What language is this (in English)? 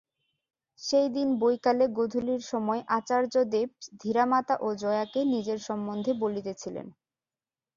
Bangla